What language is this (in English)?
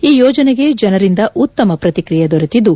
Kannada